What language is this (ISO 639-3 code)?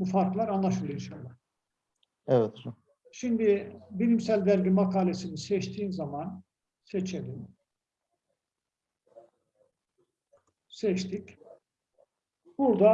tur